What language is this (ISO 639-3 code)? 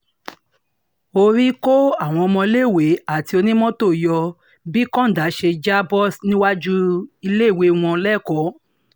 yor